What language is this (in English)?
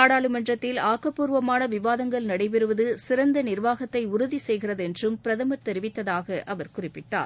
Tamil